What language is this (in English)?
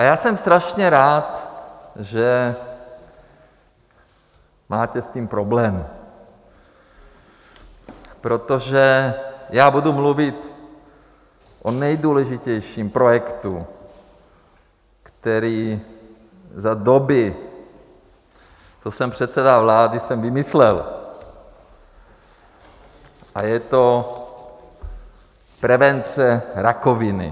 Czech